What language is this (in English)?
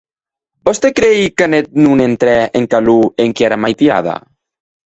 Occitan